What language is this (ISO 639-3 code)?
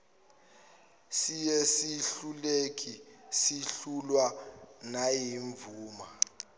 zul